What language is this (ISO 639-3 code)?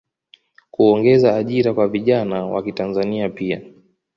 swa